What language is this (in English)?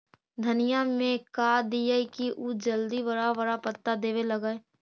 Magahi